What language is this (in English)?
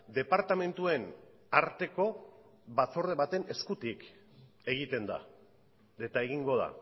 Basque